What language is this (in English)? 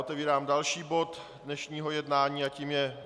Czech